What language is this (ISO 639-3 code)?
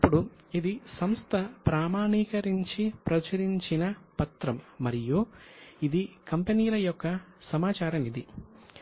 tel